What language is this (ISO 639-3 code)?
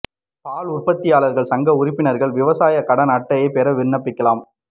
tam